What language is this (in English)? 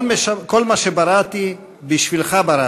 Hebrew